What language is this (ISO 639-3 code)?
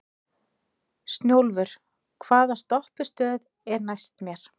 isl